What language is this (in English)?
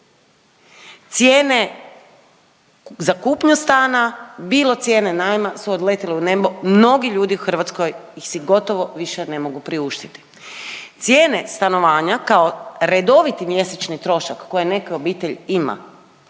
Croatian